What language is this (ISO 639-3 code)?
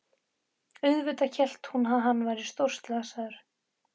isl